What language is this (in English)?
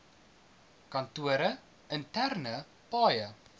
Afrikaans